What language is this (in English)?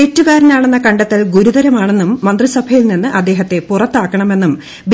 Malayalam